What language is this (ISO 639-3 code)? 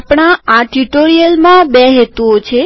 guj